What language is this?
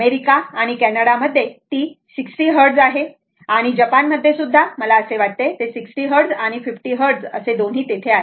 Marathi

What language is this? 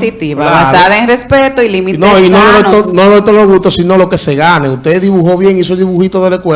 Spanish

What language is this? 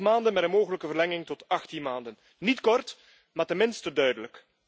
Dutch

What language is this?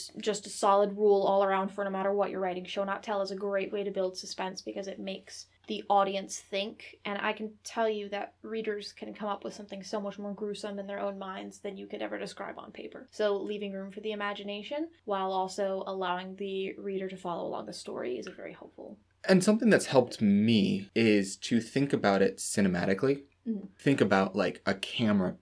English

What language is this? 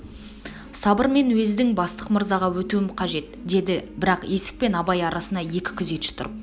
Kazakh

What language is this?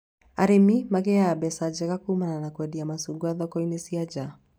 Kikuyu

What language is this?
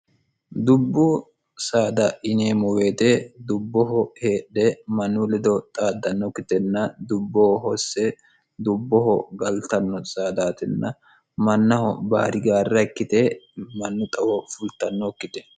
Sidamo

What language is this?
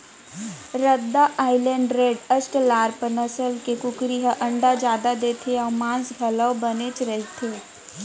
Chhattisgarhi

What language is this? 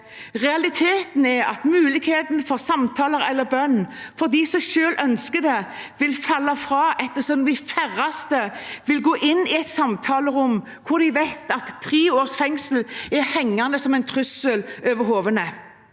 Norwegian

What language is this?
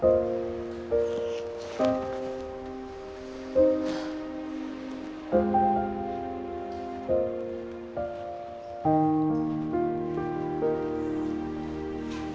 Indonesian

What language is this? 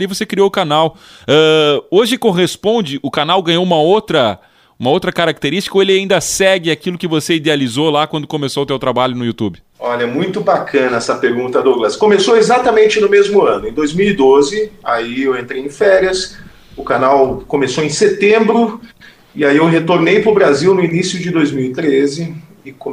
Portuguese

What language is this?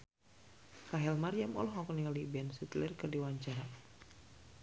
Sundanese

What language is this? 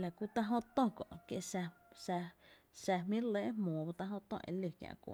Tepinapa Chinantec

